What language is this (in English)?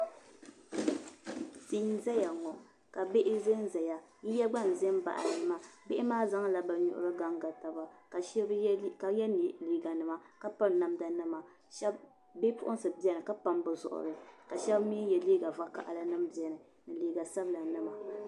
Dagbani